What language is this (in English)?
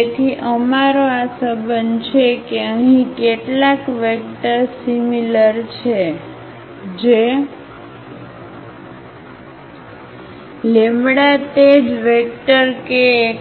Gujarati